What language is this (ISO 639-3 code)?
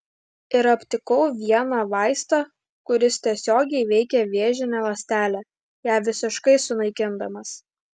lit